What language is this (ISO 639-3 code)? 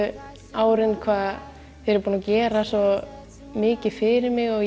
isl